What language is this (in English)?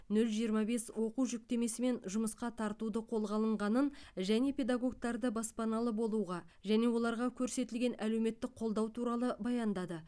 Kazakh